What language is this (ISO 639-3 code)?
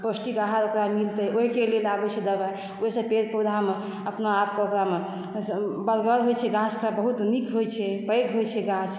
mai